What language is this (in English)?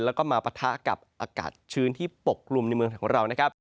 Thai